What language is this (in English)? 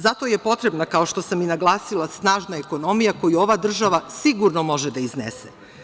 Serbian